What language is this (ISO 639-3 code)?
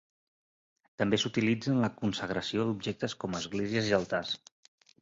cat